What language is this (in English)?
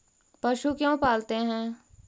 Magahi